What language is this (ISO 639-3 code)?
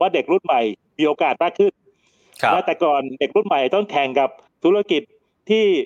tha